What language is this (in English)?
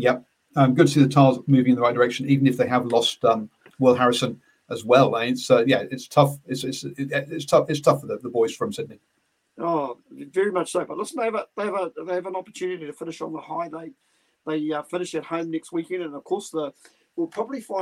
English